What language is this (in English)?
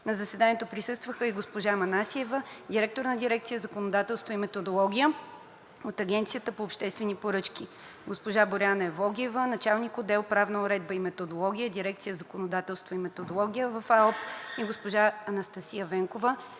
Bulgarian